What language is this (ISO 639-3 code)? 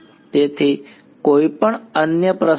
guj